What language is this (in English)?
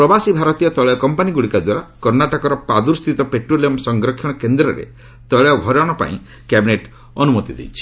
Odia